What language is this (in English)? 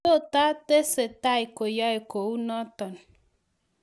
Kalenjin